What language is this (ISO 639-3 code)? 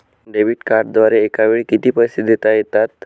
mar